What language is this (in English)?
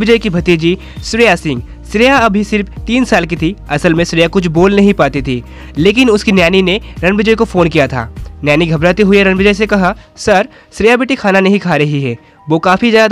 Hindi